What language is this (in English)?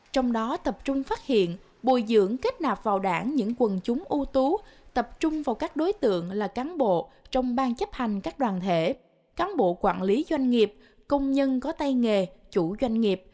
Vietnamese